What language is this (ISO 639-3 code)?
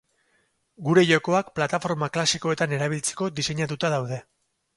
eus